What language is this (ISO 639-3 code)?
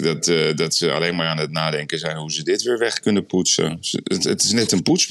nld